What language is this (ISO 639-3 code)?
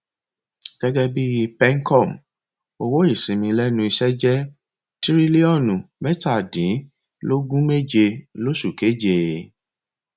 yor